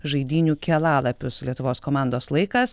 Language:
Lithuanian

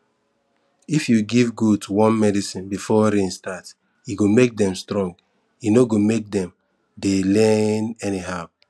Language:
Nigerian Pidgin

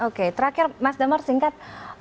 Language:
Indonesian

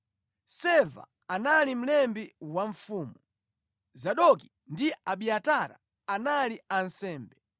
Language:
Nyanja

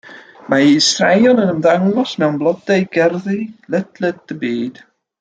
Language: Welsh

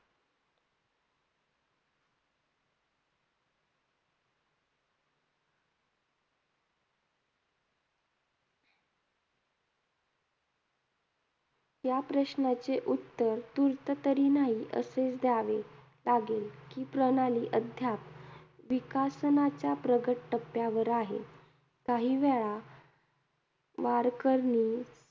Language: Marathi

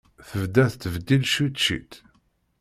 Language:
Kabyle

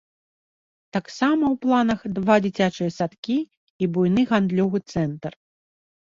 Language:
Belarusian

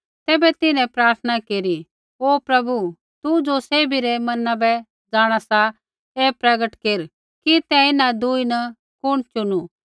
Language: Kullu Pahari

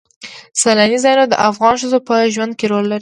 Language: Pashto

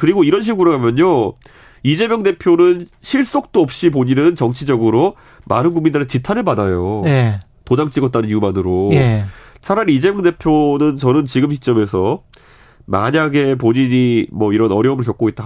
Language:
Korean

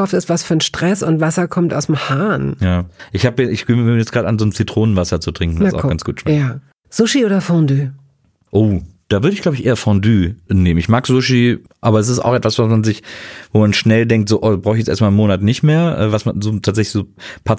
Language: German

